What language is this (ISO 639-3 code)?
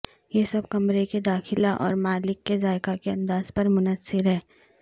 urd